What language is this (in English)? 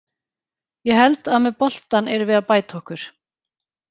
Icelandic